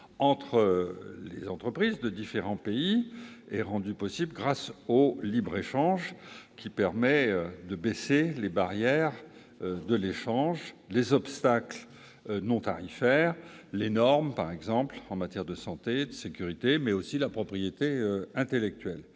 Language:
French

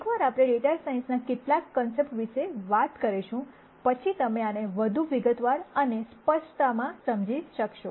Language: Gujarati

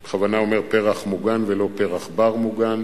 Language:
Hebrew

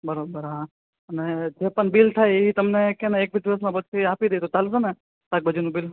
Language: Gujarati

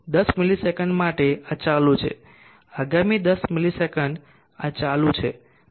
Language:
Gujarati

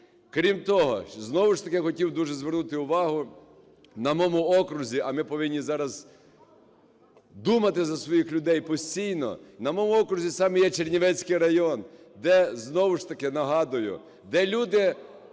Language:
Ukrainian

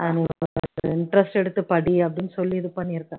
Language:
Tamil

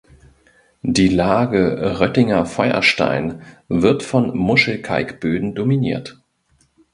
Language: German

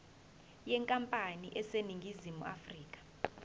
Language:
Zulu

